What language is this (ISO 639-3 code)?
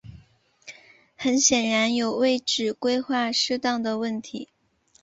zho